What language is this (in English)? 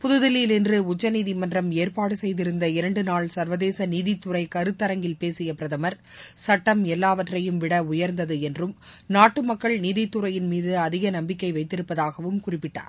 Tamil